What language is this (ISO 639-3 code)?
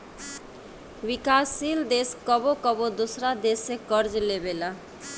bho